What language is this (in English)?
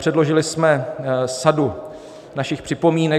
Czech